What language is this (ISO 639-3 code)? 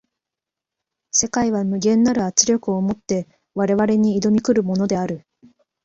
jpn